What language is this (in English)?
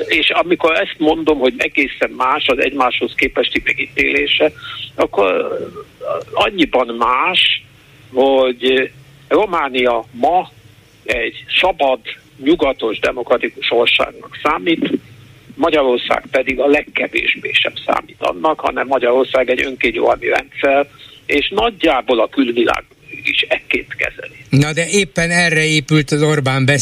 Hungarian